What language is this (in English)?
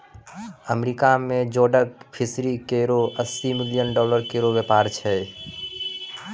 Maithili